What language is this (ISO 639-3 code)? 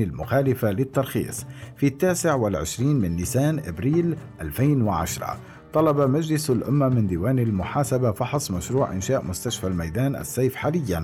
ara